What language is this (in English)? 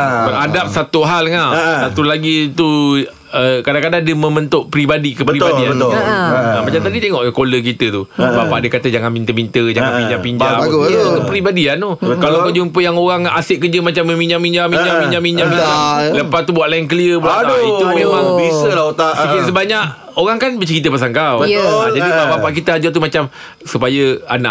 Malay